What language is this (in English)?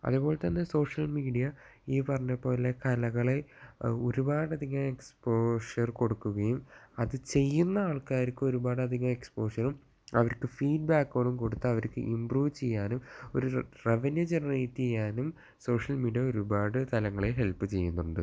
Malayalam